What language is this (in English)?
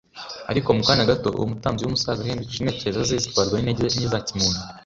Kinyarwanda